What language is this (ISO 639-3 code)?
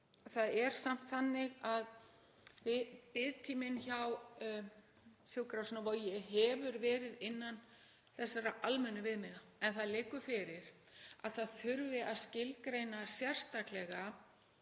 isl